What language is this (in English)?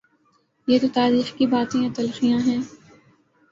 Urdu